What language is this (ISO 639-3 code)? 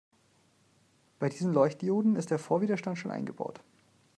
deu